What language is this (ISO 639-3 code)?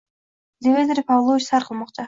uzb